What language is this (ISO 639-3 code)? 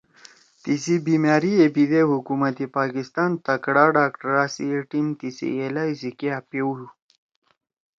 trw